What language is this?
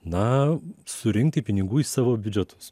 Lithuanian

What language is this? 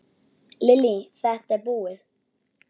Icelandic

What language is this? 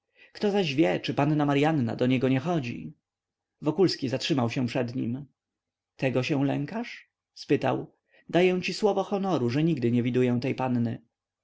Polish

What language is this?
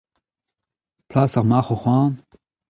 Breton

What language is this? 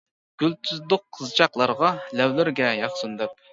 Uyghur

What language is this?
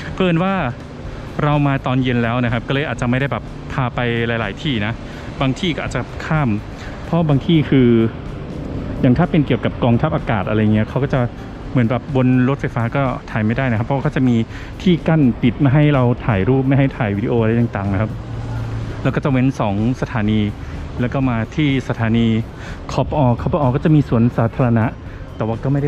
Thai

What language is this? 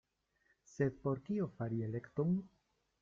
Esperanto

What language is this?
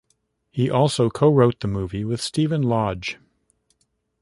English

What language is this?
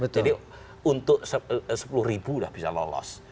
Indonesian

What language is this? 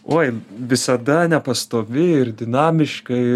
Lithuanian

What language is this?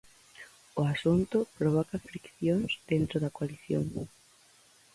Galician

